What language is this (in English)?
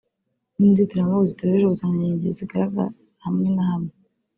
Kinyarwanda